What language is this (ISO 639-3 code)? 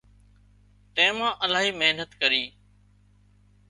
kxp